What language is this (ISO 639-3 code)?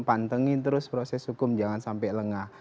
ind